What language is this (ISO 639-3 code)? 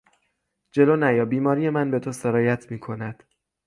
fas